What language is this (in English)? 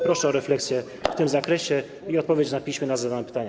Polish